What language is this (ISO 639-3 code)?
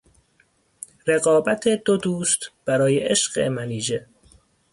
fas